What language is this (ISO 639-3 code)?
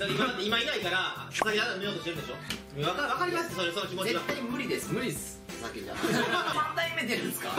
jpn